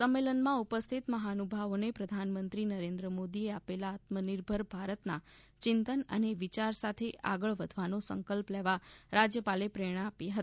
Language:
Gujarati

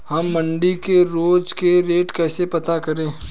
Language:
Hindi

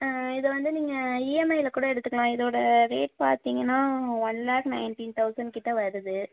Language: Tamil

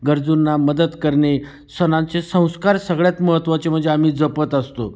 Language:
Marathi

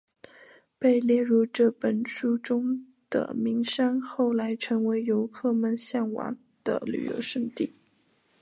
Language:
Chinese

